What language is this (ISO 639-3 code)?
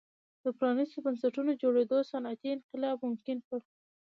pus